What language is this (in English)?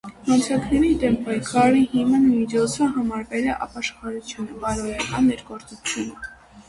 Armenian